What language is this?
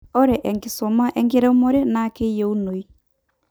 Masai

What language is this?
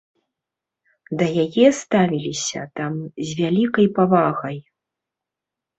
Belarusian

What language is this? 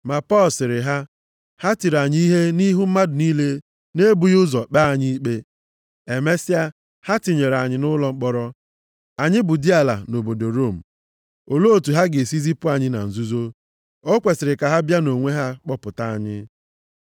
Igbo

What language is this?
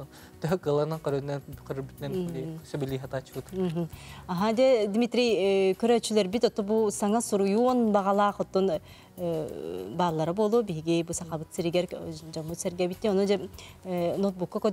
Turkish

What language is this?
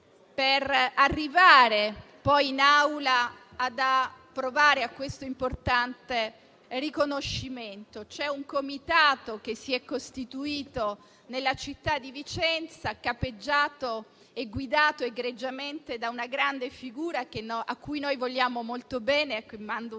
Italian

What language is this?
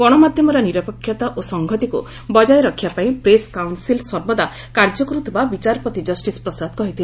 Odia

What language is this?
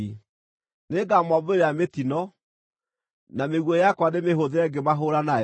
Kikuyu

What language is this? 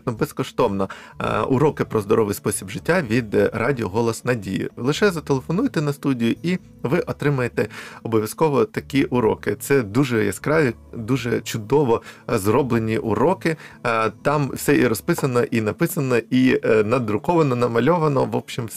Ukrainian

